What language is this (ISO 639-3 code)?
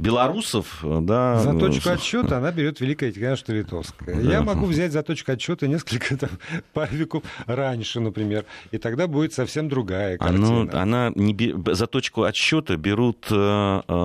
rus